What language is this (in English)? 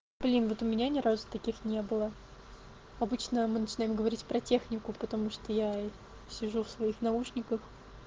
Russian